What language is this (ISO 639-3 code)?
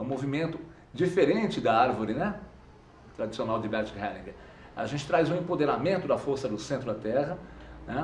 por